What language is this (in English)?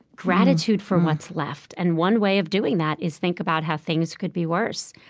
English